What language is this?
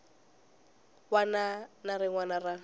Tsonga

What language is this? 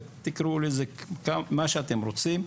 Hebrew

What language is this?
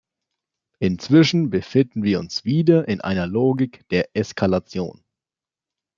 German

